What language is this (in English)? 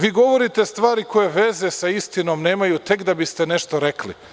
Serbian